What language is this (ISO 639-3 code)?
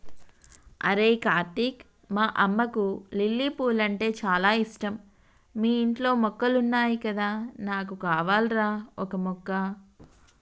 tel